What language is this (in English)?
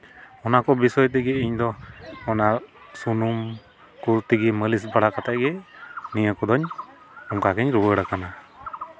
Santali